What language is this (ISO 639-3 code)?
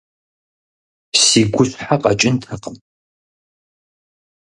kbd